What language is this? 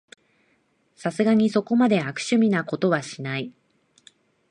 Japanese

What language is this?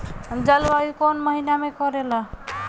Bhojpuri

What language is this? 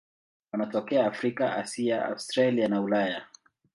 Swahili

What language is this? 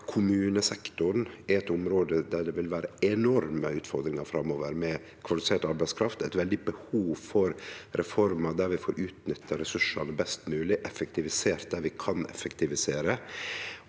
Norwegian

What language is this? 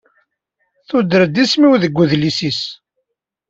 Kabyle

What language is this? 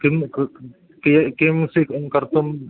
Sanskrit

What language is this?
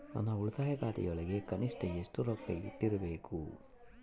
Kannada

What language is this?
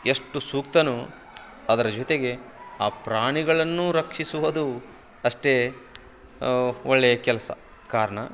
Kannada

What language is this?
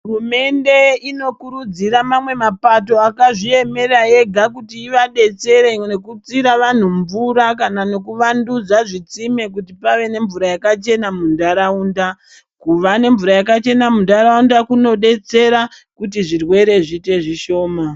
Ndau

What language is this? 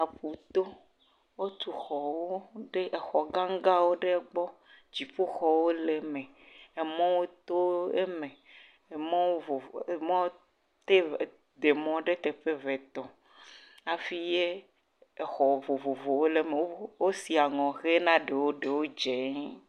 Ewe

